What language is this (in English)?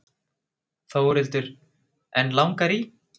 Icelandic